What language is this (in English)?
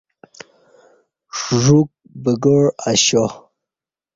Kati